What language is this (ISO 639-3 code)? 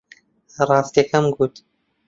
ckb